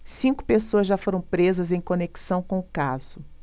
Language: Portuguese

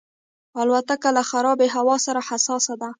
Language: Pashto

